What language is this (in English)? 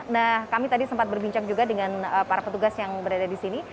Indonesian